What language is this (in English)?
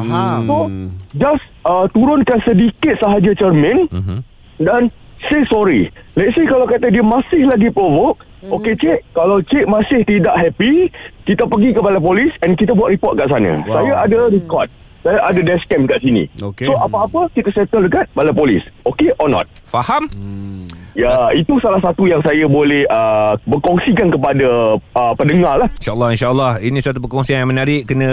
Malay